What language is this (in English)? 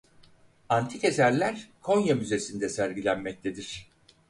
Turkish